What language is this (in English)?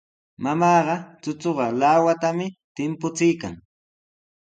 Sihuas Ancash Quechua